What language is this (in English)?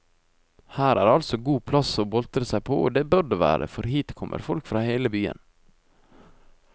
Norwegian